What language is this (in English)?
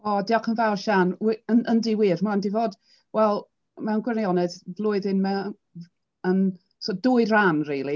Welsh